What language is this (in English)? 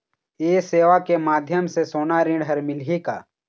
Chhattisgarhi